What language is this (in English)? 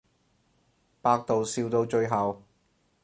Cantonese